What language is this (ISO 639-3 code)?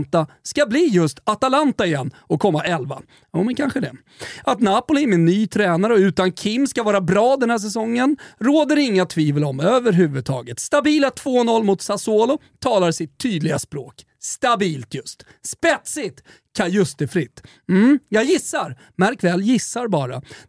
swe